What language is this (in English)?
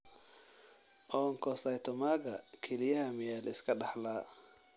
Somali